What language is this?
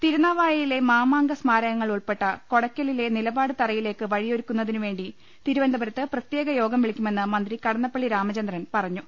Malayalam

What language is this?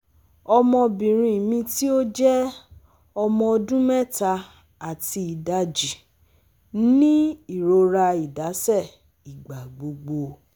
Yoruba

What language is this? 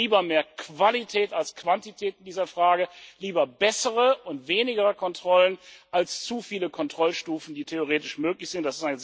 German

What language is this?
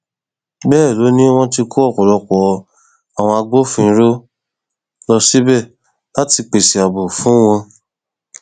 Yoruba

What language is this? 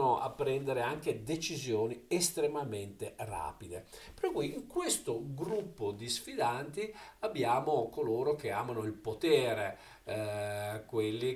Italian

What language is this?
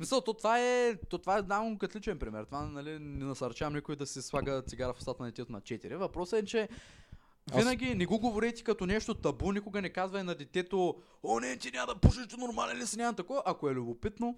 Bulgarian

